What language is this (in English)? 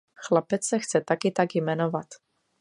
Czech